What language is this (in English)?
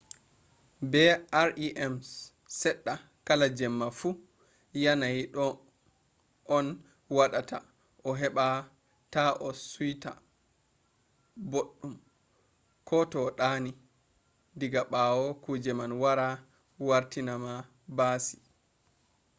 Fula